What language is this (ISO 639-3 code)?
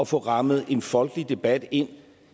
dan